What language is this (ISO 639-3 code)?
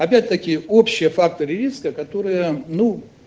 rus